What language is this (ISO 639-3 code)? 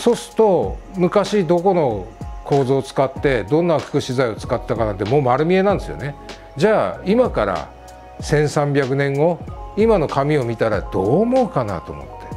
jpn